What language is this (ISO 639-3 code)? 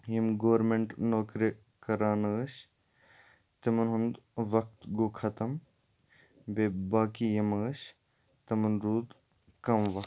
kas